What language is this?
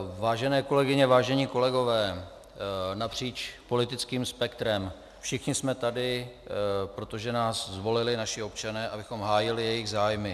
Czech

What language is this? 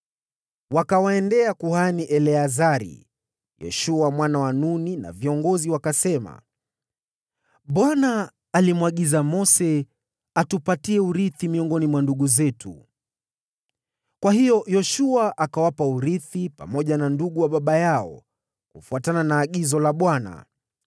Swahili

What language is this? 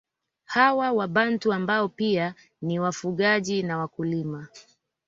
Swahili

